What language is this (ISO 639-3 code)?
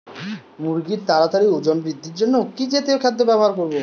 ben